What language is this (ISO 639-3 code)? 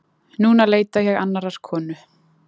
isl